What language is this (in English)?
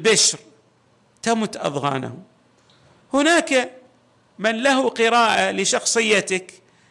Arabic